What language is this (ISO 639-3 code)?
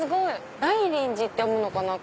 jpn